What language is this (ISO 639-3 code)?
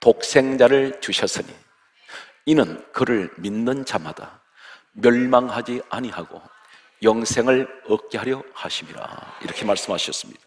kor